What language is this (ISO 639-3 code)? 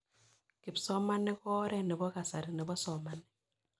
kln